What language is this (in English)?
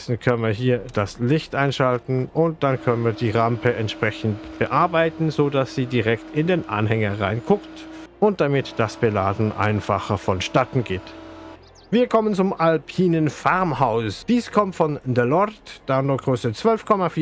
German